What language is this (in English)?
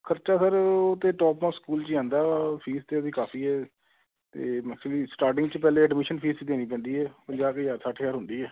Punjabi